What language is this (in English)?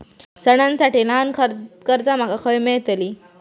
Marathi